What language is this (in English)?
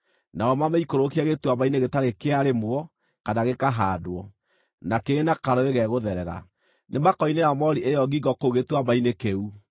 Kikuyu